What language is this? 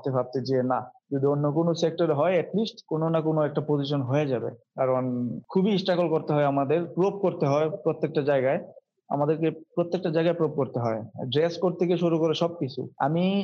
Bangla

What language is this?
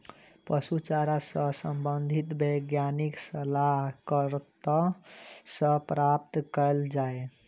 Maithili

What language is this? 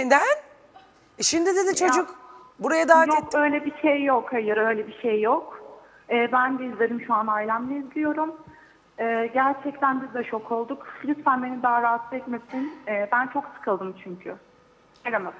Turkish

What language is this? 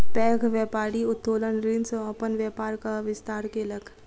Maithili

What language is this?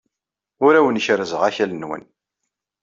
Kabyle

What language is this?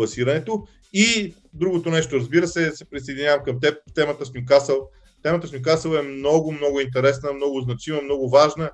Bulgarian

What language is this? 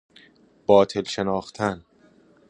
Persian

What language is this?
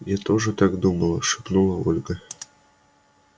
Russian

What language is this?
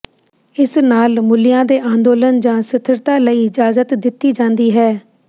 Punjabi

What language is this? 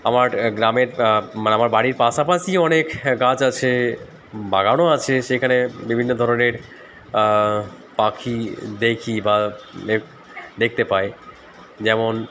Bangla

